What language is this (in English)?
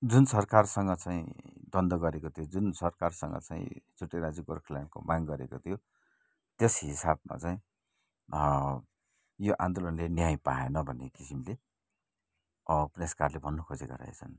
Nepali